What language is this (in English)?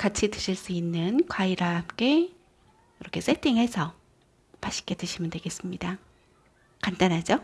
Korean